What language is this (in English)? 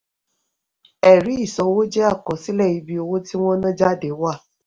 Yoruba